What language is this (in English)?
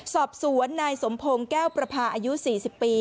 Thai